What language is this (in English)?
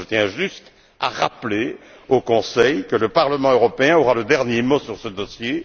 French